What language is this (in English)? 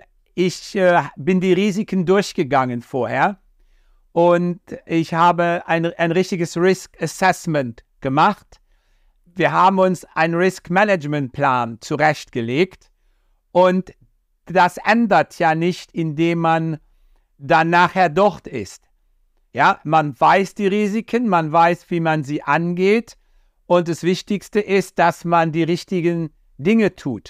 German